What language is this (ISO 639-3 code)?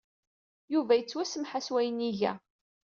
kab